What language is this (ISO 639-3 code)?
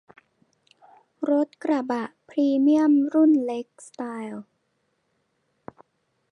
tha